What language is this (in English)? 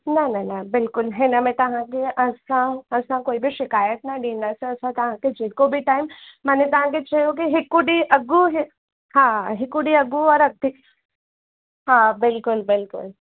Sindhi